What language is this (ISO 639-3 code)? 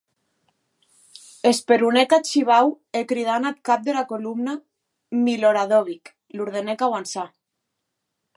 oci